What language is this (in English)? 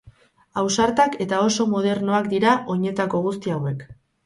Basque